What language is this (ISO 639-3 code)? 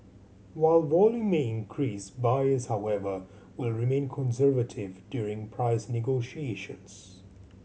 eng